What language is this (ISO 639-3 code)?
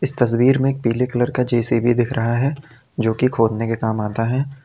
hin